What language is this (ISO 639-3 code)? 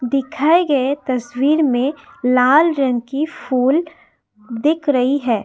hin